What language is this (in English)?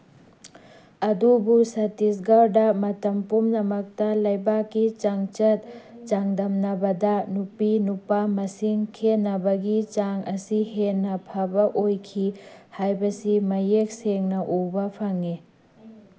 Manipuri